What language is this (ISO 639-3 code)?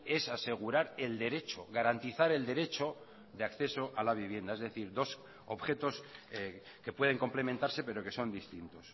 spa